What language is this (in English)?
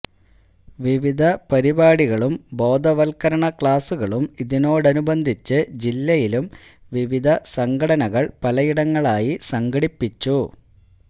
Malayalam